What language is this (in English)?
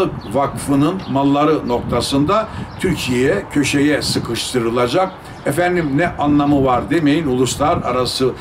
Turkish